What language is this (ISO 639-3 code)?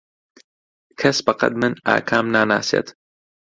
ckb